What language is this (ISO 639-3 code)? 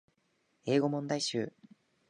jpn